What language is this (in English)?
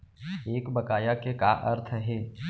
Chhattisgarhi